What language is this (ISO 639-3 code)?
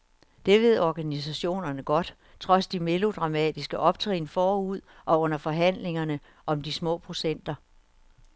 dan